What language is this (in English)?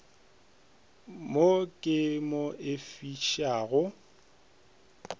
Northern Sotho